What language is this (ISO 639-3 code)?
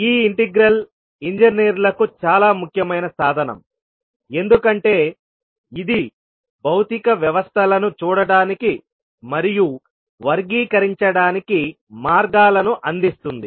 tel